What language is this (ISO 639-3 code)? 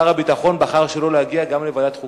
heb